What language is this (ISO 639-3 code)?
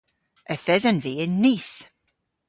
cor